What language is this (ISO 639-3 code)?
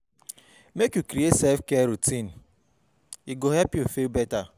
pcm